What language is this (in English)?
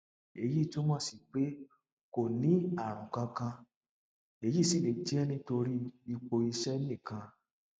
Yoruba